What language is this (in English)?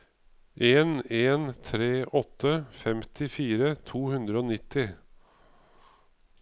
Norwegian